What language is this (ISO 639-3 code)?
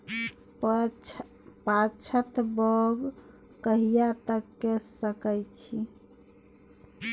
mai